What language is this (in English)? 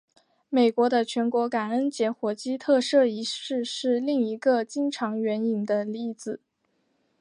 Chinese